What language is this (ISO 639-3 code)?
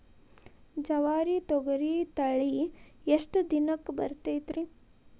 kan